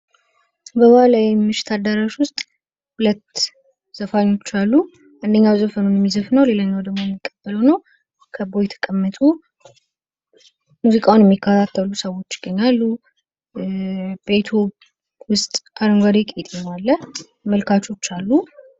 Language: Amharic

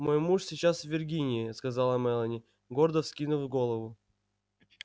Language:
Russian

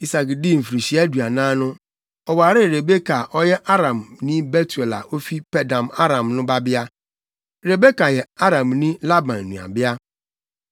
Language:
Akan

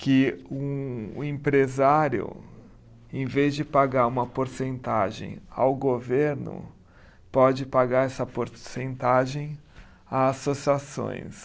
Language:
Portuguese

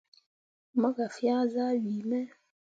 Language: Mundang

